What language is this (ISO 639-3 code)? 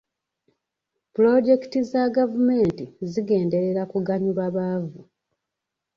lug